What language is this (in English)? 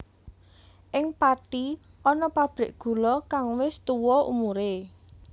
Javanese